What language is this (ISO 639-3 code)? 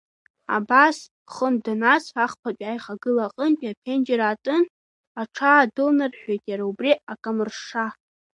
abk